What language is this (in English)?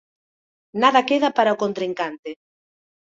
Galician